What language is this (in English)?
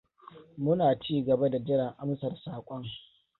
Hausa